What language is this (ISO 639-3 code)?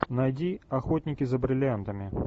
rus